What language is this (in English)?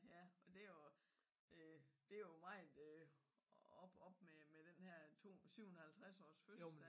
Danish